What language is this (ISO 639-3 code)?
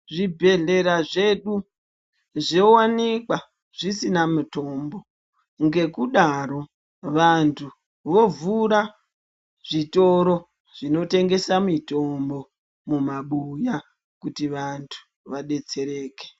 ndc